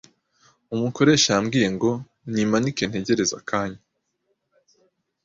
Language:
Kinyarwanda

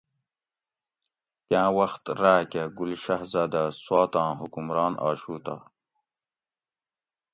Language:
Gawri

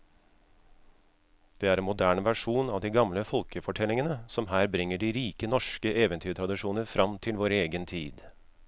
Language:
Norwegian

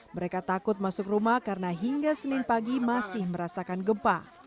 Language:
Indonesian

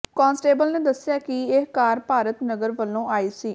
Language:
Punjabi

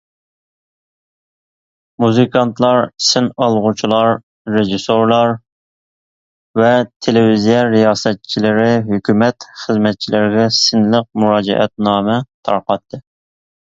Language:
Uyghur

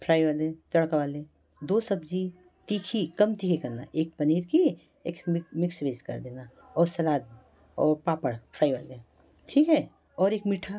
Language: Hindi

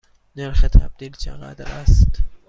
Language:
Persian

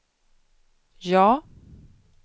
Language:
Swedish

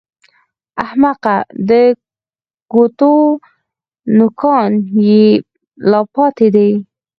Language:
Pashto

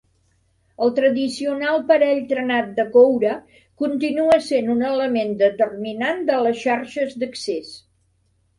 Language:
Catalan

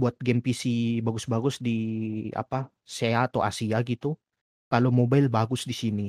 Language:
Indonesian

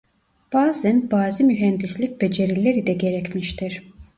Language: Turkish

